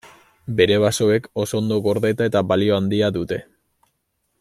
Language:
Basque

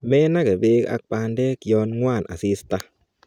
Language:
Kalenjin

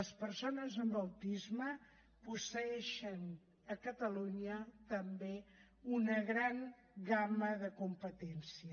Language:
Catalan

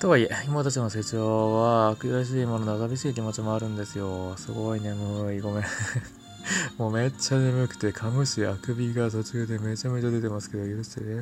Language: Japanese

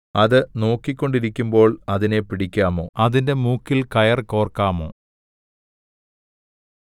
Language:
Malayalam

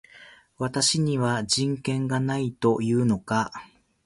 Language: Japanese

